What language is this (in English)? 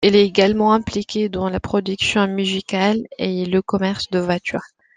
French